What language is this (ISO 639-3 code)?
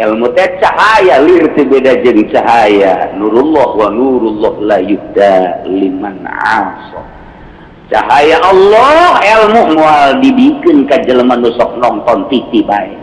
ind